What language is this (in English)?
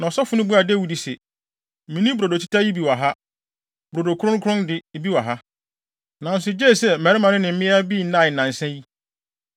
Akan